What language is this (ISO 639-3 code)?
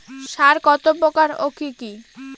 ben